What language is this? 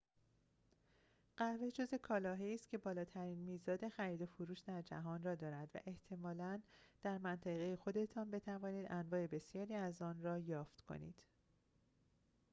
Persian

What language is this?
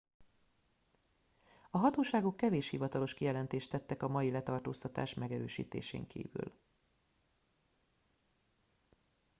Hungarian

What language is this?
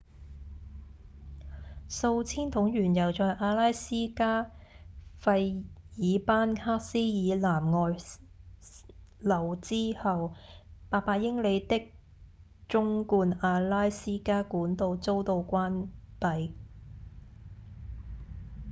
Cantonese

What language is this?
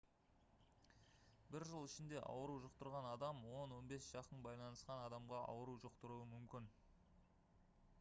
Kazakh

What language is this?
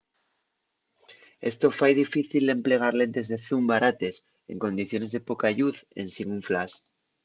Asturian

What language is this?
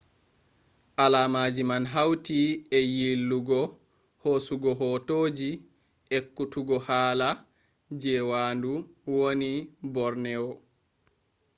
Fula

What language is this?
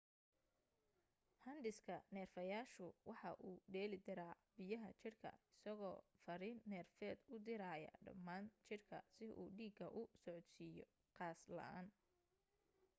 Somali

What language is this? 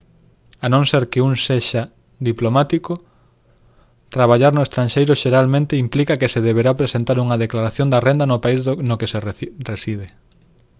Galician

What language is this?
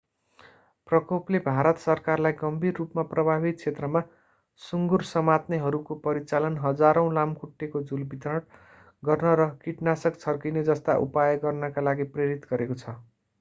Nepali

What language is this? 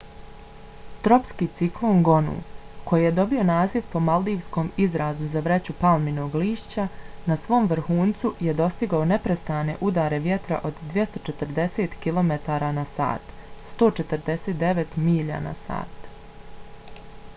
Bosnian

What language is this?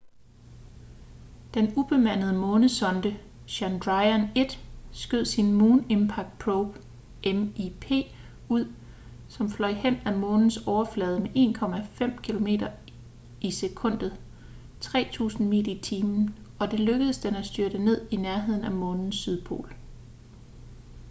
Danish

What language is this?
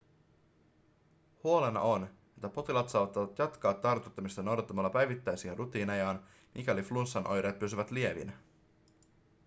Finnish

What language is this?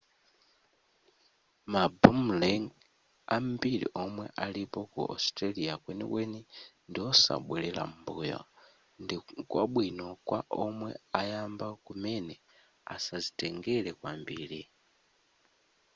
Nyanja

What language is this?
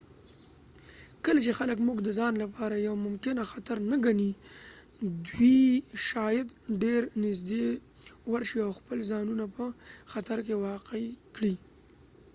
Pashto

